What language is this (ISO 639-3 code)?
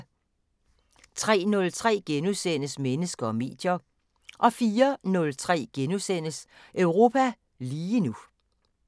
dan